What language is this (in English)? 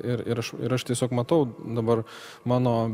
Lithuanian